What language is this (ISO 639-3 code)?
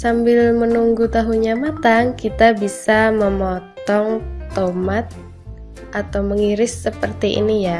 ind